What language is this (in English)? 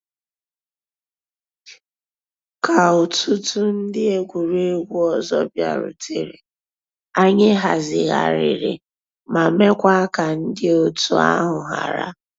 Igbo